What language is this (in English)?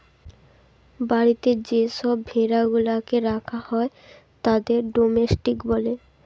Bangla